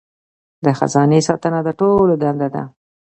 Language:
Pashto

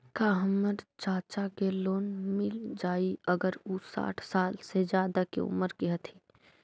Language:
Magahi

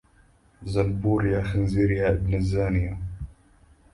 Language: Arabic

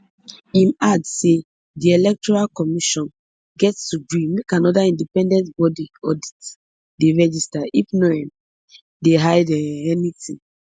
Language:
Nigerian Pidgin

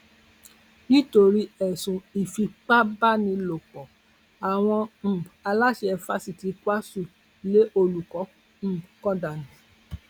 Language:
Yoruba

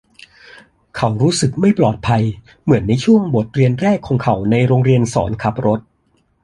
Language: Thai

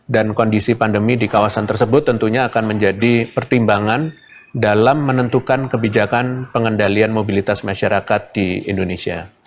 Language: Indonesian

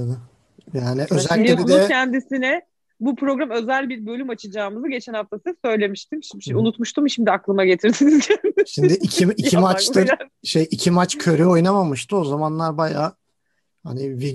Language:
Turkish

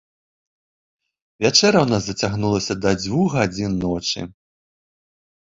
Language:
Belarusian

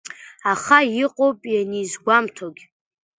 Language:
Abkhazian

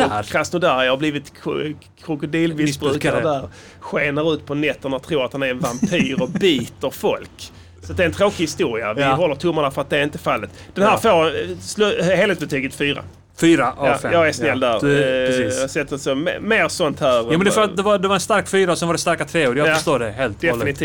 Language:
Swedish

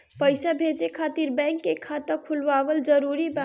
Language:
Bhojpuri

